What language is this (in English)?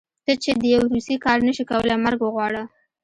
Pashto